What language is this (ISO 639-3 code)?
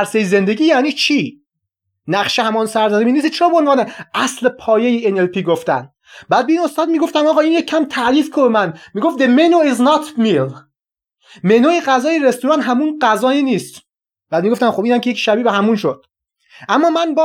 fas